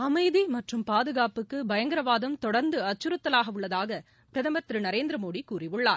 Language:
Tamil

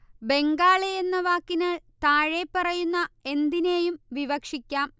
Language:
Malayalam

